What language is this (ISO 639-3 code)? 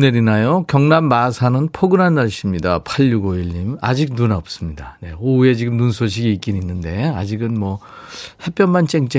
kor